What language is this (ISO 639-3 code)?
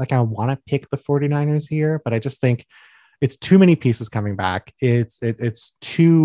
eng